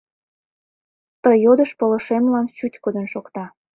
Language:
Mari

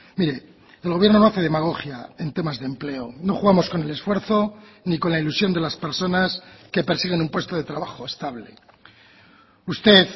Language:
Spanish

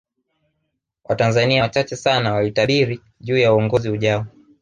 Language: Swahili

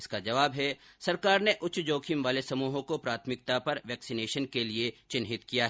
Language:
Hindi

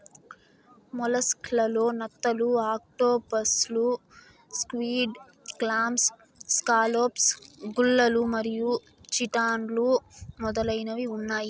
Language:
Telugu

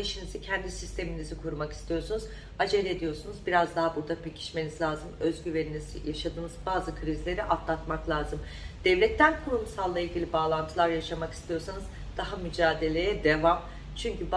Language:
Turkish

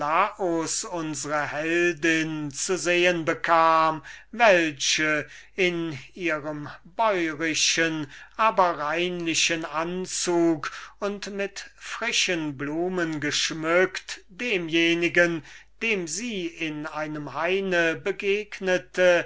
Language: German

